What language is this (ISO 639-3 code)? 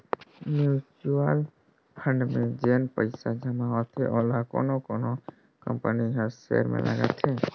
hne